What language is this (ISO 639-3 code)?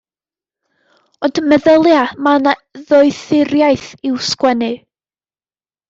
cym